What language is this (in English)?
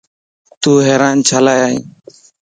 Lasi